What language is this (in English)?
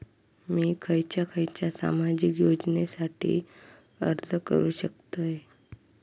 Marathi